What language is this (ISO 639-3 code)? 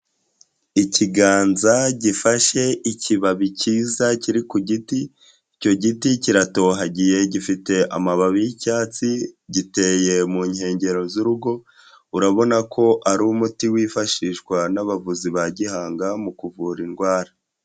kin